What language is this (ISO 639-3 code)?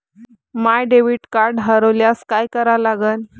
mar